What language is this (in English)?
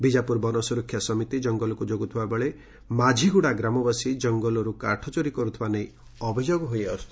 Odia